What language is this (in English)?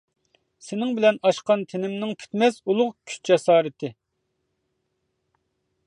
Uyghur